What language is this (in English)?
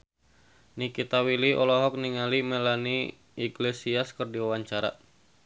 Sundanese